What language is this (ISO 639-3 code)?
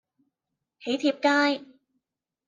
yue